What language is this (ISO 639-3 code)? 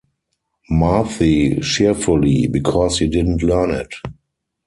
eng